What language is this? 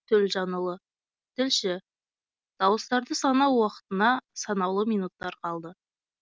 Kazakh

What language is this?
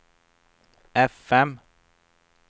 Swedish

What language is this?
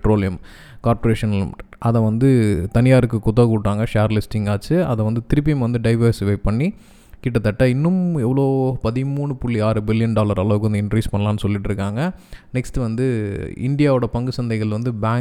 Tamil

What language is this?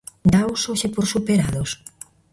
Galician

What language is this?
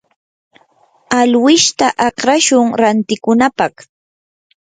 Yanahuanca Pasco Quechua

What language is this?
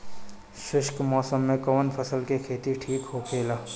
Bhojpuri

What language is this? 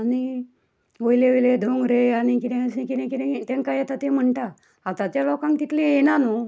Konkani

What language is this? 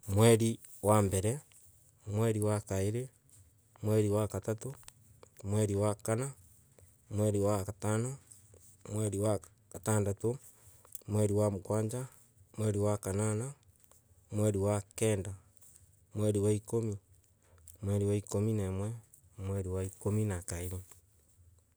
Embu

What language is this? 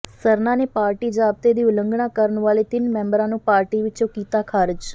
Punjabi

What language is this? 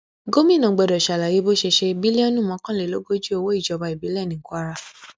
Yoruba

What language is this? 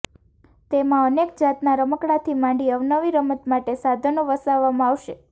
Gujarati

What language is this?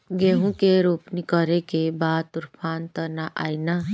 Bhojpuri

